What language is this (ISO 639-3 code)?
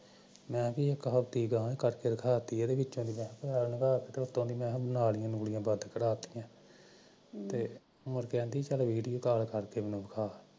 pan